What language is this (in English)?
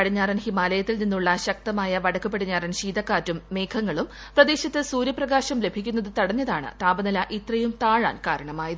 Malayalam